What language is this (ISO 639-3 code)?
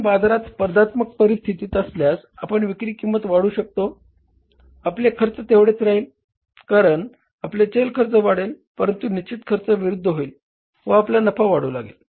mar